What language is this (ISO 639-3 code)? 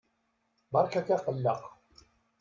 kab